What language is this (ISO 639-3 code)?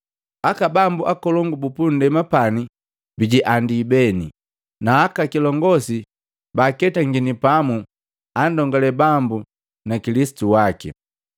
mgv